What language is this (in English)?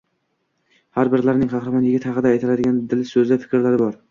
Uzbek